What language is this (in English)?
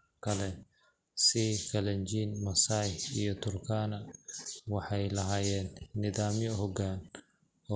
Somali